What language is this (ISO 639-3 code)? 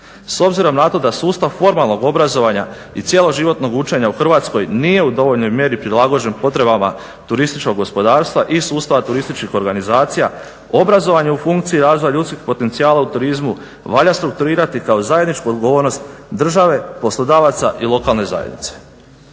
hrv